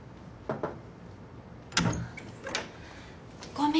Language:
Japanese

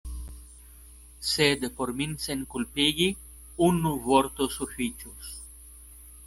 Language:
Esperanto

